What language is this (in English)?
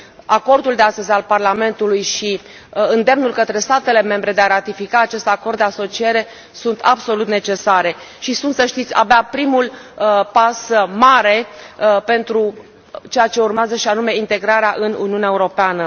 Romanian